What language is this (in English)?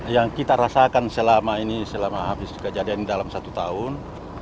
Indonesian